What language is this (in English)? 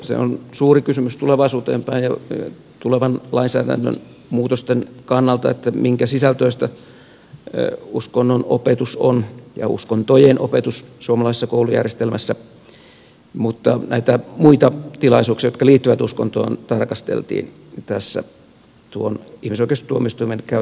Finnish